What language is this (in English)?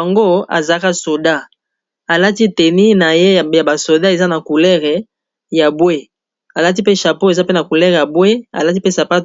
Lingala